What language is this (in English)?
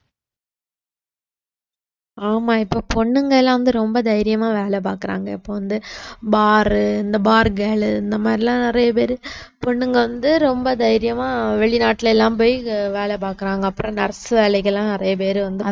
Tamil